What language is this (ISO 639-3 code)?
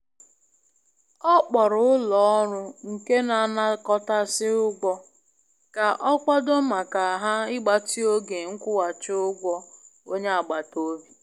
ibo